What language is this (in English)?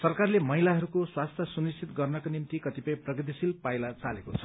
Nepali